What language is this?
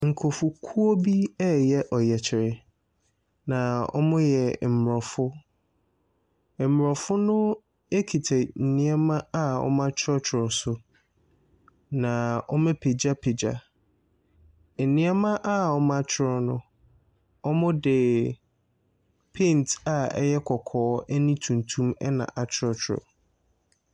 Akan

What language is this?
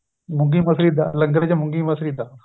Punjabi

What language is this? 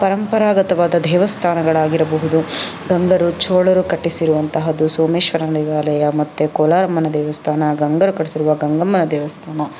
Kannada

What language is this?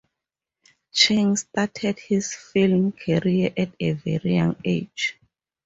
English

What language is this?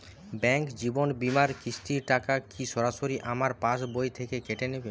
Bangla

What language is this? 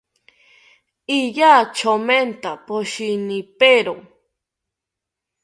South Ucayali Ashéninka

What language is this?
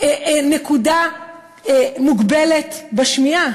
Hebrew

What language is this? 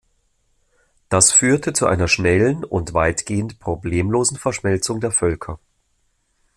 German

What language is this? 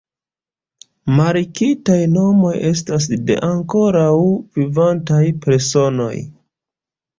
Esperanto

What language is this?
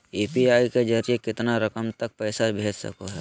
Magahi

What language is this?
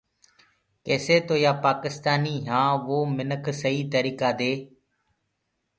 Gurgula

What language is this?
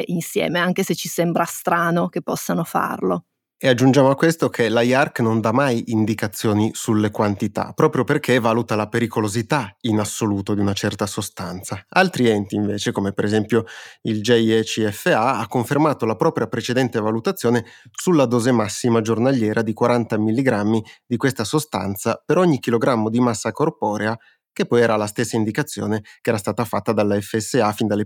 Italian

